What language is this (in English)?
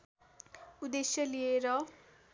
Nepali